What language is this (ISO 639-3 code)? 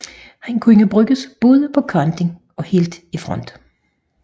dan